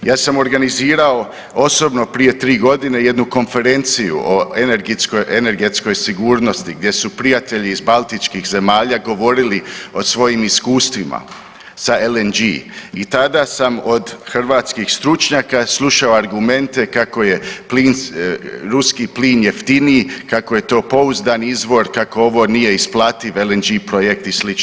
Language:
Croatian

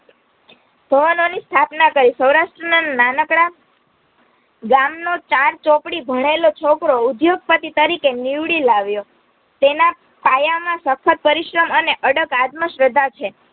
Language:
Gujarati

